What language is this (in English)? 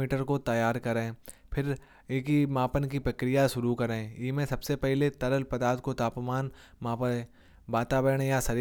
Kanauji